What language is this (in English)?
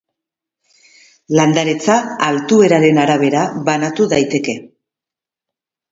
Basque